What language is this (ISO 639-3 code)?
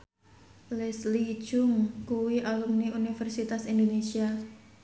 jav